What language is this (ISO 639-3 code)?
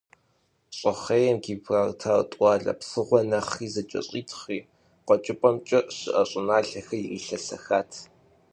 kbd